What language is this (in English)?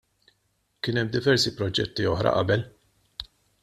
Maltese